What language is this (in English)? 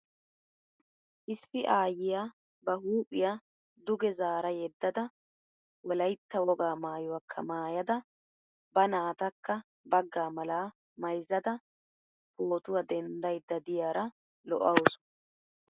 Wolaytta